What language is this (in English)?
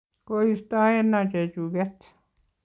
Kalenjin